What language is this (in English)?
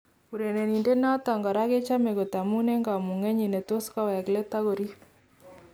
Kalenjin